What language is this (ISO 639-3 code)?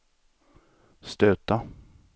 swe